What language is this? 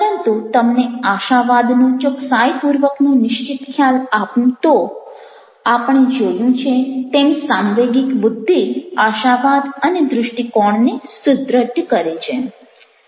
Gujarati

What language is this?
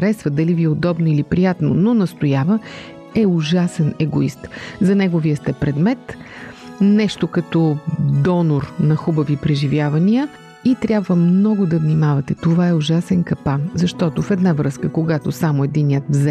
Bulgarian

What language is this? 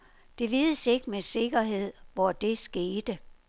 Danish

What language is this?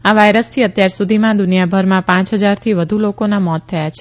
Gujarati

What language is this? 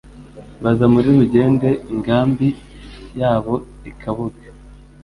Kinyarwanda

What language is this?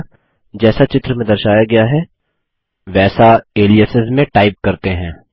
Hindi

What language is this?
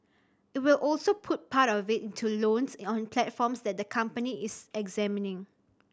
English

